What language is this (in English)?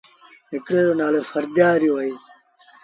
Sindhi Bhil